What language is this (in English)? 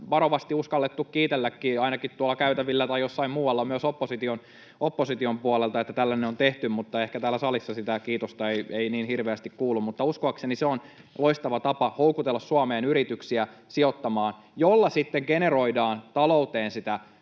Finnish